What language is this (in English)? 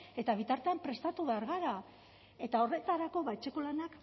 Basque